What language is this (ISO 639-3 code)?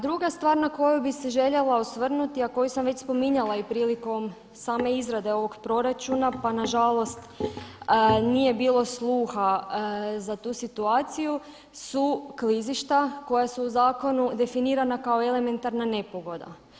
hrv